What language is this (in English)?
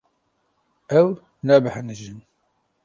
Kurdish